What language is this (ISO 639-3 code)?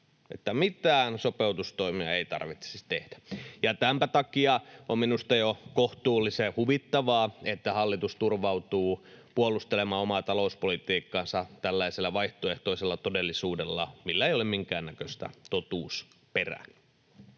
fin